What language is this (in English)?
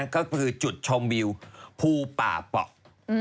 Thai